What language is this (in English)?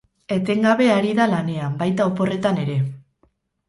Basque